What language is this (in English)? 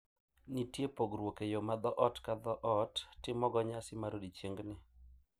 Luo (Kenya and Tanzania)